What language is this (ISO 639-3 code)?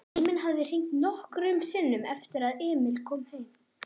isl